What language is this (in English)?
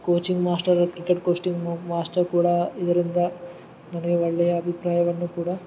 Kannada